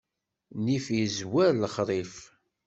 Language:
Kabyle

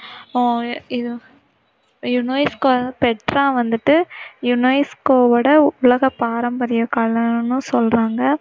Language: Tamil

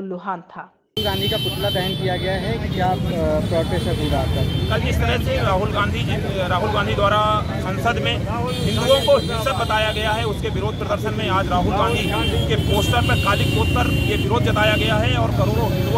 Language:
Hindi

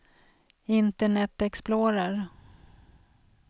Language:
Swedish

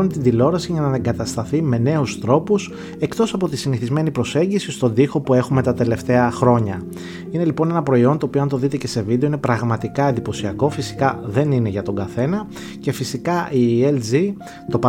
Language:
Greek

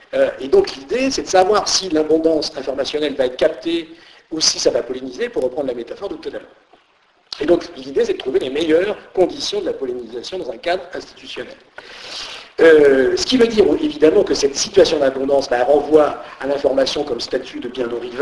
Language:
French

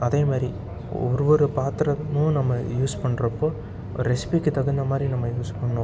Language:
Tamil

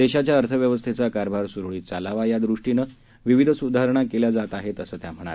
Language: Marathi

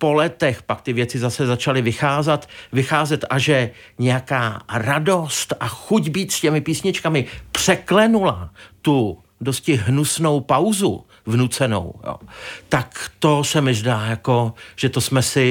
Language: Czech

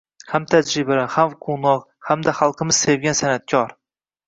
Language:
Uzbek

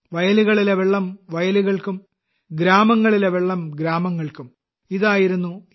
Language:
Malayalam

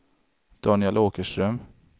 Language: Swedish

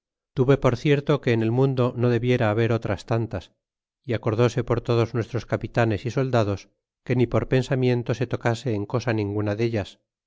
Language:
Spanish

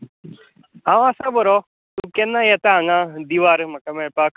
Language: Konkani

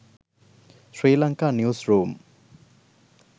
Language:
Sinhala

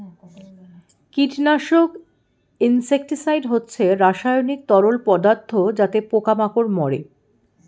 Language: Bangla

